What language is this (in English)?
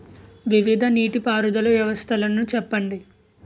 Telugu